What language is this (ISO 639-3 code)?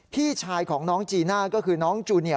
tha